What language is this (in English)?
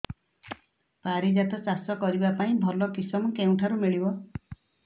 Odia